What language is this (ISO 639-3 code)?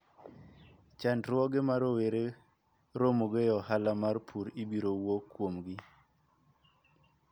luo